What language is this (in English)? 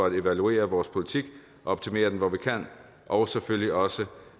Danish